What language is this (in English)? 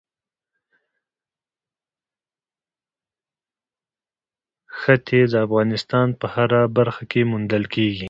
Pashto